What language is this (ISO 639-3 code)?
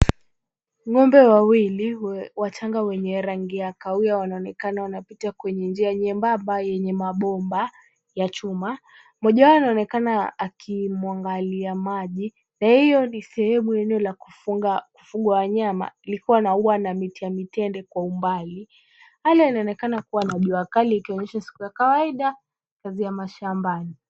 swa